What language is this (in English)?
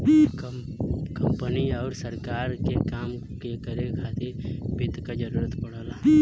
Bhojpuri